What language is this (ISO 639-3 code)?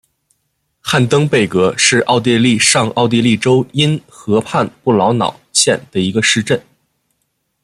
zho